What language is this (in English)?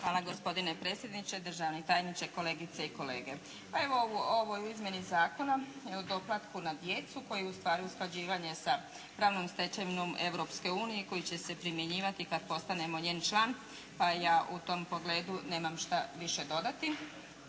Croatian